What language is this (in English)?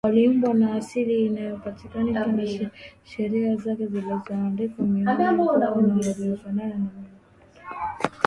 Swahili